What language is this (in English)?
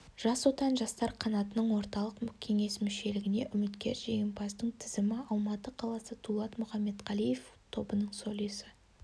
Kazakh